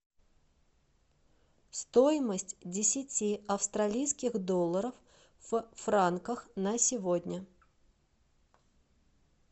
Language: Russian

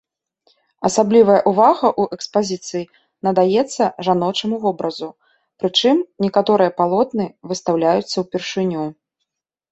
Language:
Belarusian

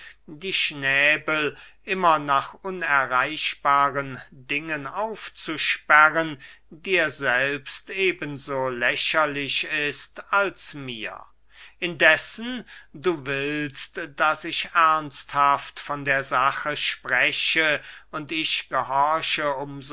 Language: German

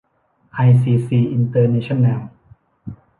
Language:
Thai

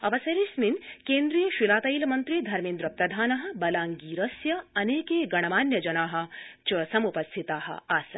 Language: Sanskrit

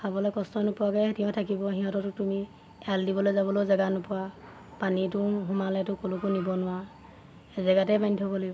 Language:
Assamese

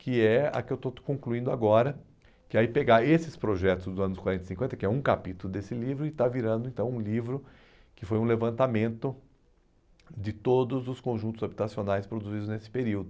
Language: Portuguese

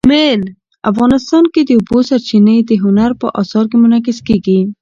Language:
Pashto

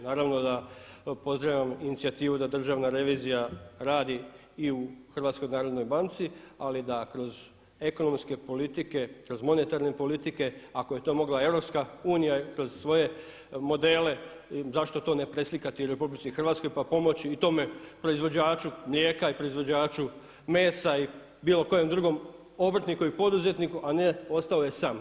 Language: Croatian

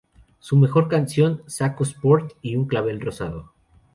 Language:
Spanish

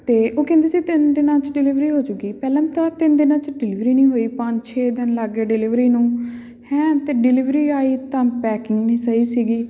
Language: Punjabi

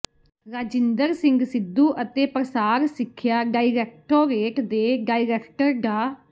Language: Punjabi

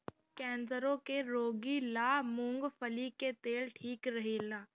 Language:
Bhojpuri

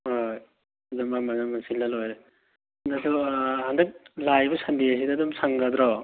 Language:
Manipuri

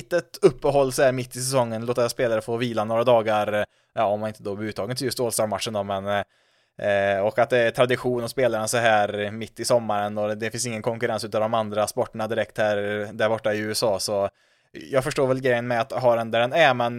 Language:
Swedish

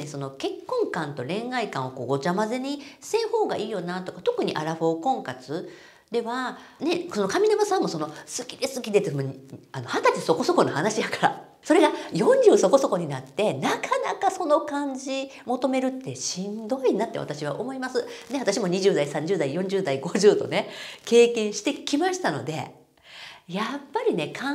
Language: Japanese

